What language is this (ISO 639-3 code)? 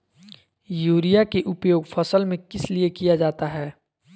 mag